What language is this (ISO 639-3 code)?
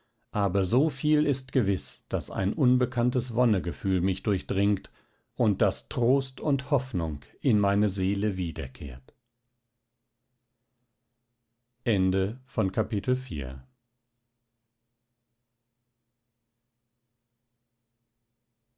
deu